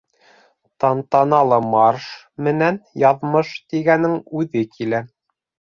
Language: Bashkir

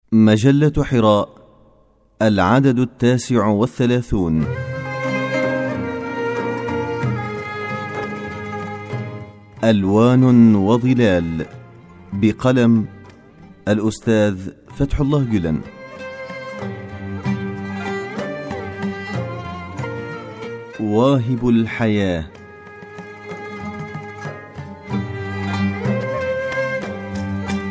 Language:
Arabic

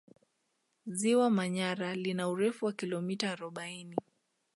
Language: Swahili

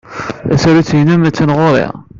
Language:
Kabyle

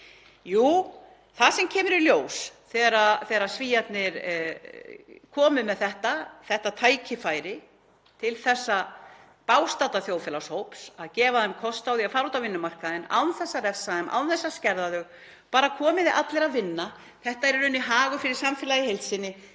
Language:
Icelandic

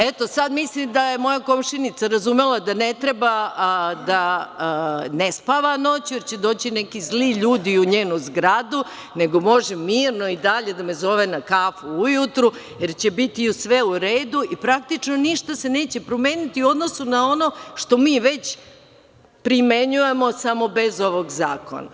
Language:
Serbian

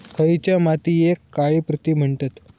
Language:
Marathi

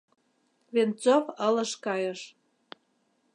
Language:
Mari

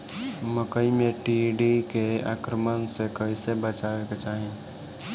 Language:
Bhojpuri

